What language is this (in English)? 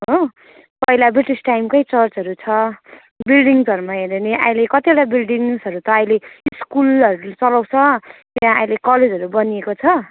Nepali